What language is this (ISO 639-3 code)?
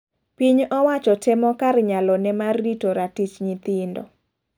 luo